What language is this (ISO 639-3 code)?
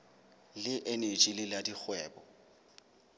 sot